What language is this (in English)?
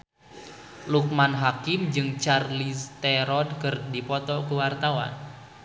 Sundanese